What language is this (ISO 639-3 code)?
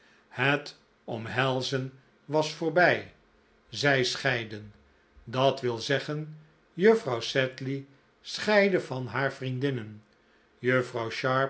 nld